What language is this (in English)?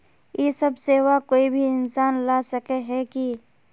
Magahi